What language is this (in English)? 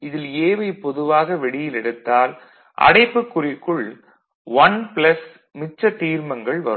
Tamil